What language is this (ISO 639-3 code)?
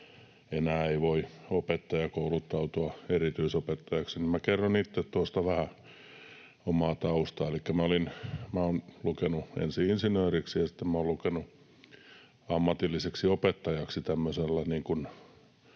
fin